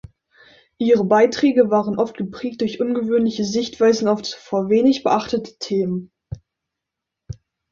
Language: German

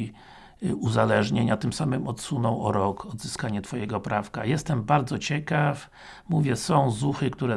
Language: Polish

